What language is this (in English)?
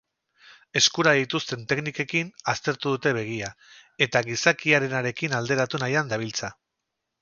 Basque